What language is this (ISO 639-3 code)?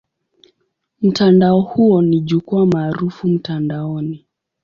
swa